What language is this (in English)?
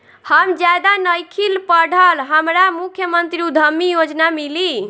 Bhojpuri